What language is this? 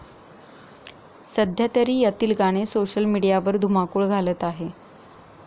Marathi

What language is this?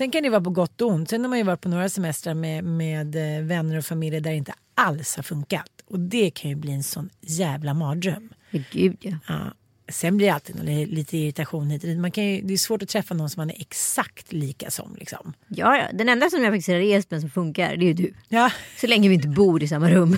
Swedish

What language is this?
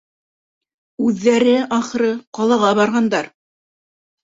Bashkir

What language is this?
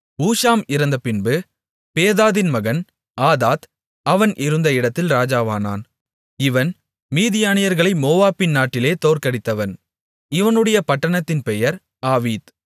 Tamil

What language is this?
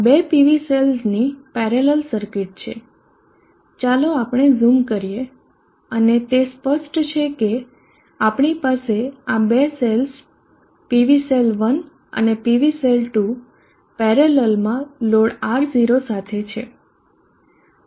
Gujarati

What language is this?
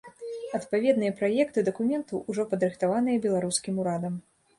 Belarusian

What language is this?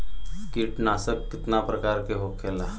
Bhojpuri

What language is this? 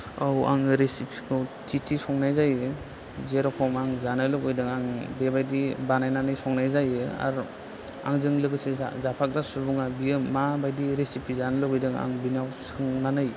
Bodo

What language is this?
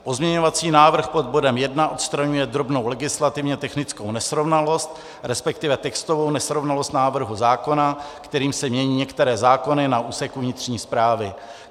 Czech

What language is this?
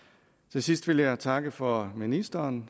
Danish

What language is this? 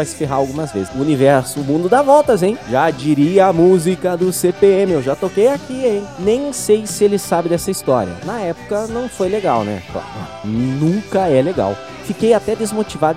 Portuguese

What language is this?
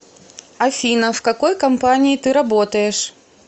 Russian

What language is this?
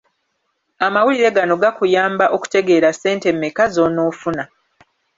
Ganda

